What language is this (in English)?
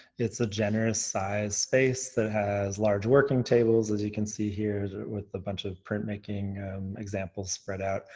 English